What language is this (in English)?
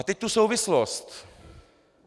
Czech